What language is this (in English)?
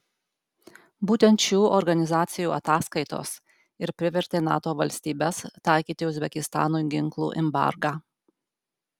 Lithuanian